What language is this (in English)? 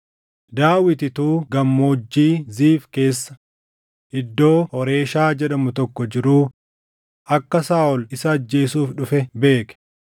Oromo